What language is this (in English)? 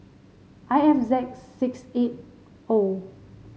English